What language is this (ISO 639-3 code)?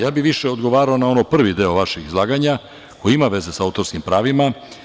srp